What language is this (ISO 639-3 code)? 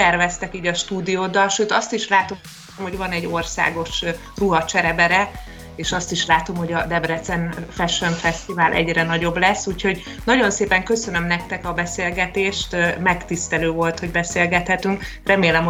hun